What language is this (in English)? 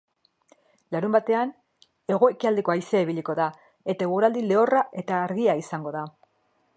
Basque